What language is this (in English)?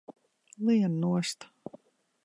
Latvian